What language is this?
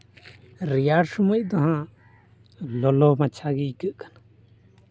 Santali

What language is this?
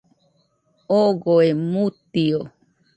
Nüpode Huitoto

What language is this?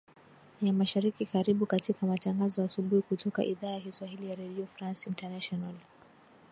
Swahili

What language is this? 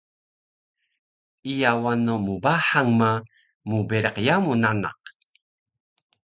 Taroko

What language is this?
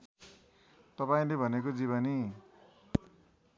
Nepali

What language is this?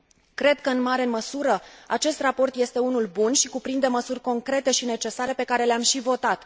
Romanian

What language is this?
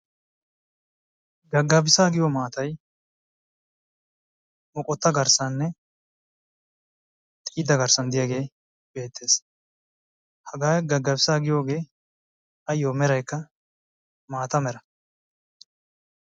Wolaytta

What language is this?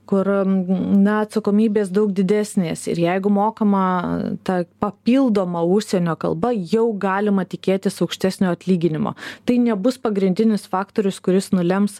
Lithuanian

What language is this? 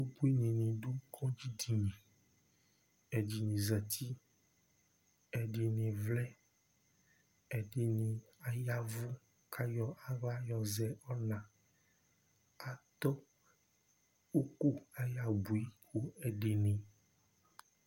Ikposo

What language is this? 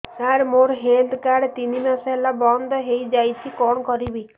Odia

